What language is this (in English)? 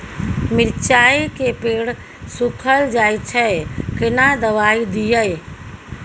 Maithili